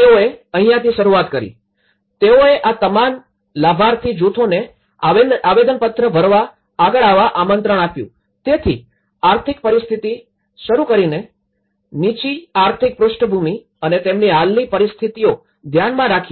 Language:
Gujarati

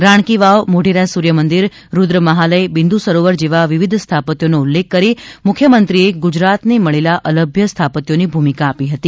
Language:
Gujarati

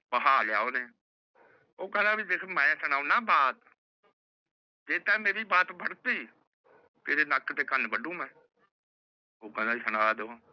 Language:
Punjabi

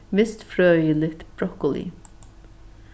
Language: Faroese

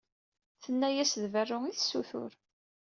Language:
Kabyle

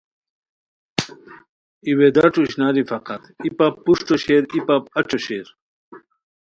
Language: Khowar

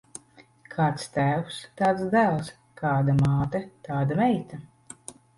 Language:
Latvian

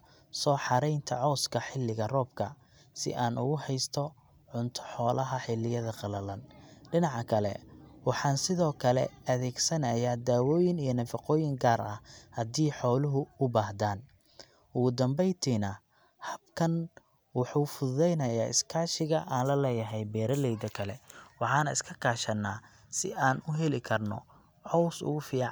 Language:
Somali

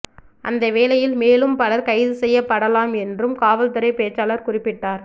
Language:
Tamil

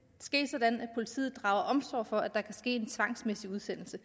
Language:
Danish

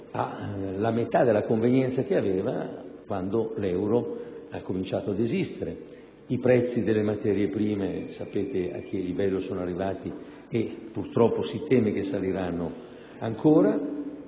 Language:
Italian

